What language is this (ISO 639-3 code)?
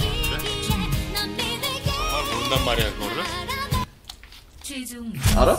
kor